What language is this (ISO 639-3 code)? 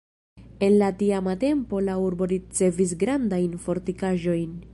epo